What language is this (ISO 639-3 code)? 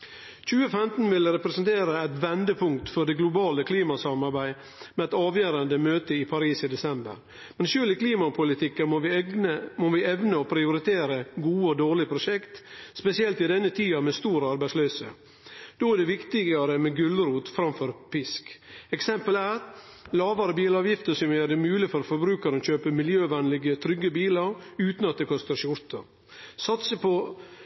nno